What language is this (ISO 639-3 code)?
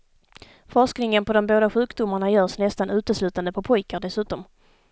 swe